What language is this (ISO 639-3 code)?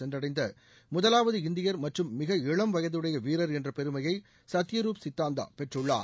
tam